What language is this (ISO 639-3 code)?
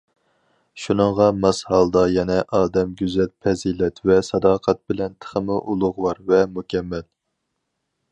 uig